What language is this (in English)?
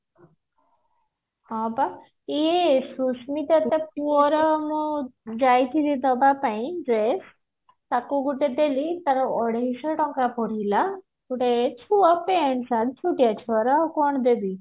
Odia